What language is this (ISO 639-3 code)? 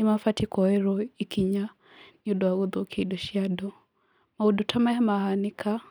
kik